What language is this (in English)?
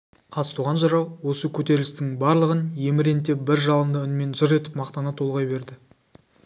Kazakh